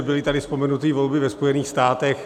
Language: Czech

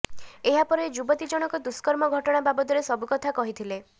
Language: Odia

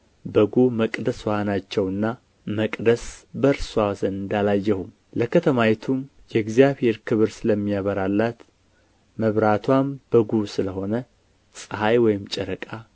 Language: Amharic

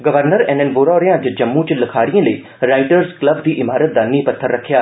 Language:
Dogri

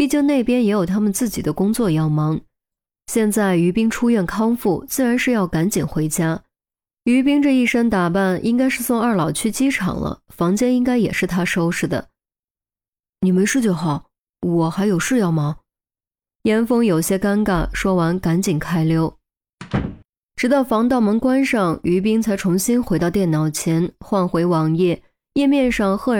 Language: Chinese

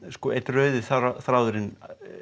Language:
Icelandic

